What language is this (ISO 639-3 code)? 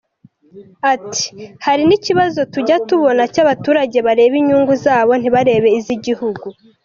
kin